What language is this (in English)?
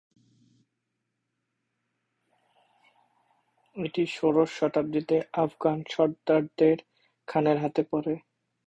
Bangla